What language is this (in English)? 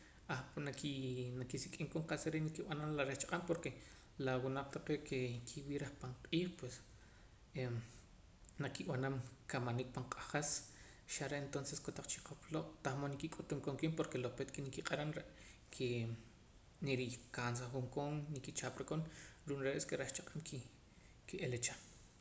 Poqomam